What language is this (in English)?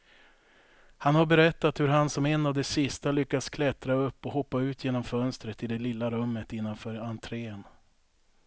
Swedish